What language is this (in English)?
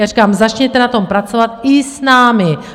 Czech